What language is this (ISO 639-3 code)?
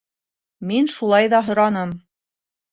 bak